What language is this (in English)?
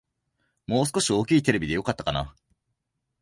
Japanese